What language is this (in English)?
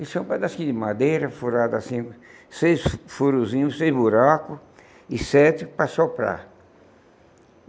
Portuguese